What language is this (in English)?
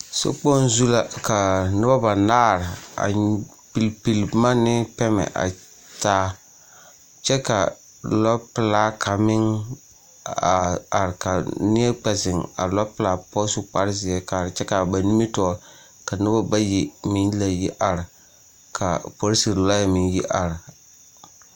Southern Dagaare